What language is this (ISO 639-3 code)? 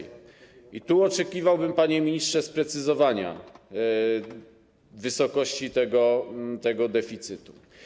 pol